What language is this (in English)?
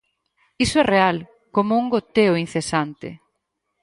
Galician